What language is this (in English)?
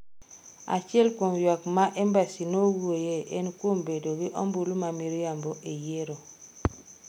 Luo (Kenya and Tanzania)